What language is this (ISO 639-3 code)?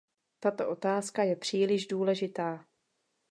ces